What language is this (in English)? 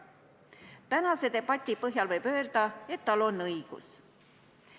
Estonian